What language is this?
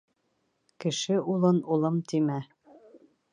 Bashkir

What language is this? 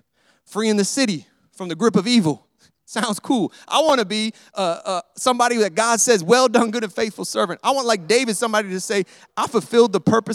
English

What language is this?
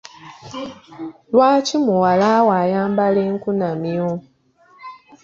Ganda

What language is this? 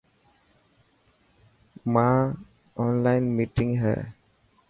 Dhatki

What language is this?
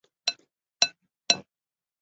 Chinese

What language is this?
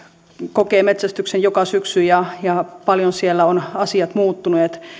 Finnish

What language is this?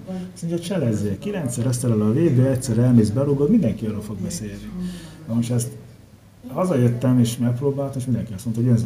Hungarian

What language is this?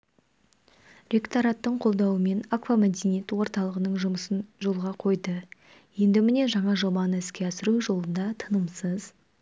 Kazakh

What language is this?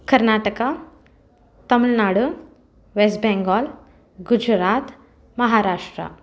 Tamil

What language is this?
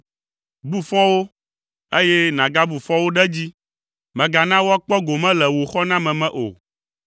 Ewe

